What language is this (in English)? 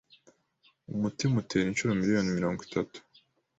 Kinyarwanda